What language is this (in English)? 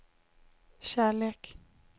Swedish